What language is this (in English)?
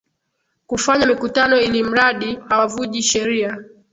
Swahili